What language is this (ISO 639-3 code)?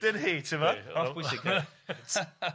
cym